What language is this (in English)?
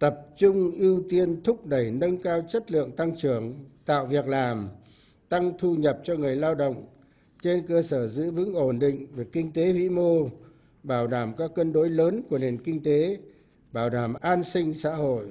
Vietnamese